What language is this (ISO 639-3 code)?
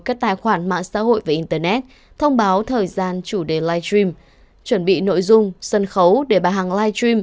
vie